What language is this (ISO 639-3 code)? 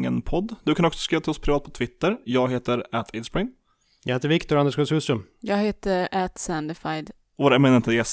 swe